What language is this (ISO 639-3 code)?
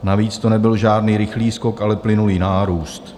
ces